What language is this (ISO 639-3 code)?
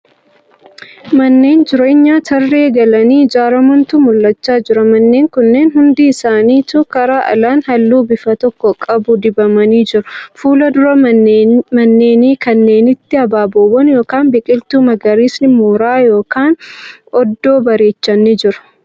orm